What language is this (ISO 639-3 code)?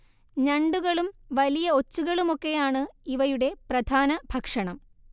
mal